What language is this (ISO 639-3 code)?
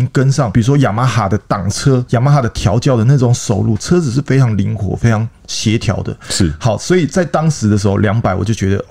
zho